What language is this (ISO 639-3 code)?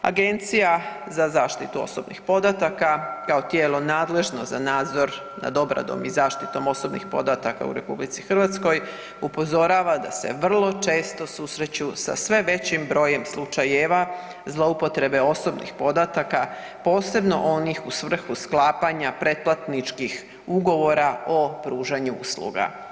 hrv